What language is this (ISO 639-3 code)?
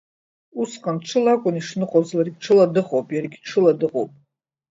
abk